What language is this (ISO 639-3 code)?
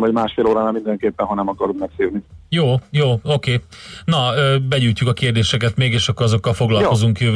hun